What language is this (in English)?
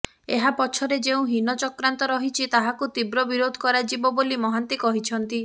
Odia